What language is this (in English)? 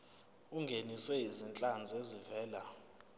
Zulu